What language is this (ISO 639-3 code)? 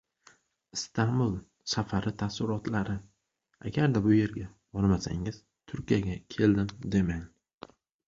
uzb